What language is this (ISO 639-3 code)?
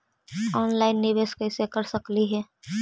mag